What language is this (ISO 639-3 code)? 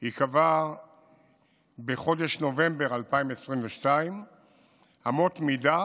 heb